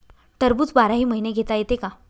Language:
Marathi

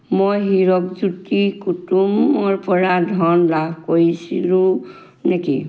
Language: Assamese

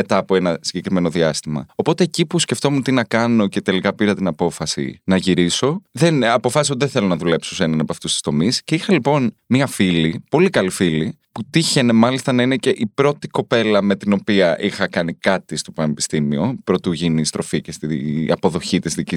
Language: Greek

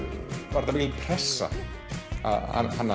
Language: Icelandic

